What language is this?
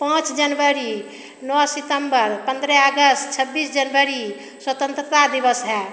Hindi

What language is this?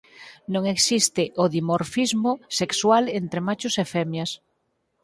Galician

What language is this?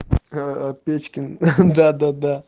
Russian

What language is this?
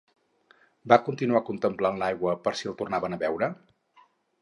Catalan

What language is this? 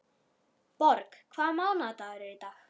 Icelandic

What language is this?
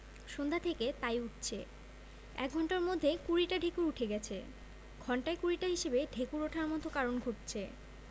Bangla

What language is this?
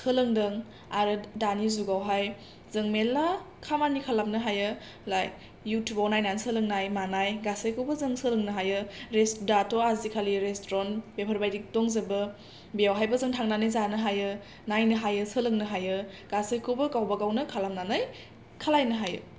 Bodo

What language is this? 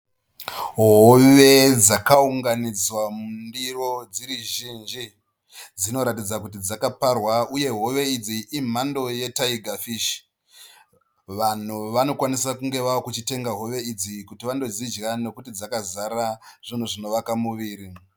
Shona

